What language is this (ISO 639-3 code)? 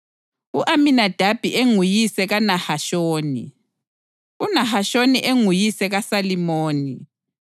nde